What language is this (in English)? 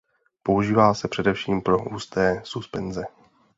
Czech